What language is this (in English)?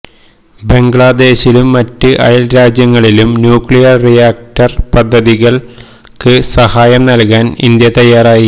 Malayalam